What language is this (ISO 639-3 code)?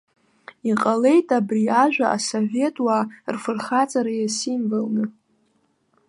abk